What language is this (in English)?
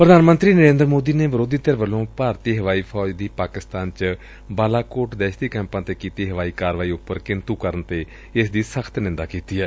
Punjabi